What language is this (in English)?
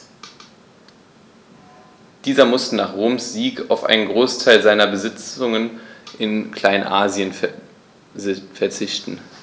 German